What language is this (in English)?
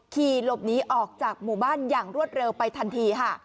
Thai